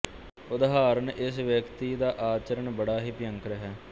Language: Punjabi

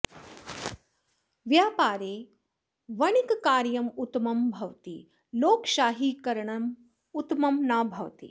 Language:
Sanskrit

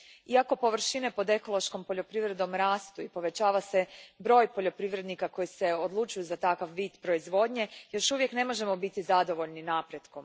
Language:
Croatian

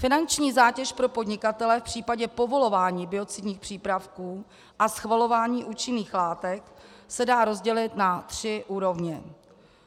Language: Czech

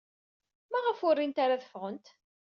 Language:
Kabyle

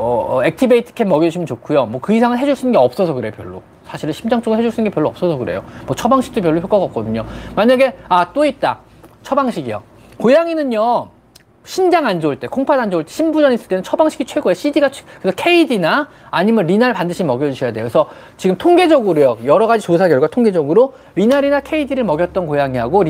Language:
Korean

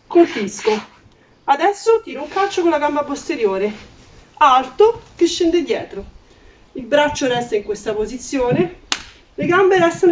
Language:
Italian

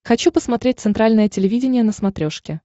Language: Russian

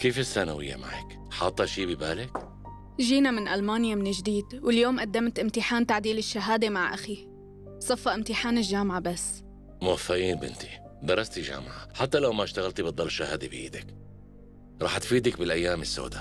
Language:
Arabic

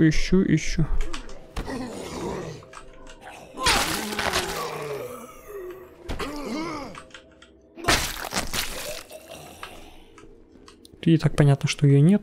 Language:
Russian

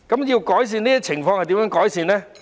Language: Cantonese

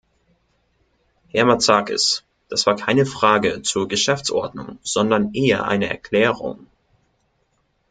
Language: German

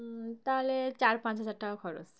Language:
Bangla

